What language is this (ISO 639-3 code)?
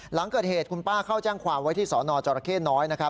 tha